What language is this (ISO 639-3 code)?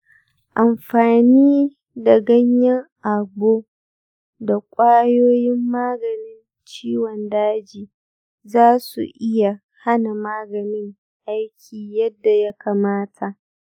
hau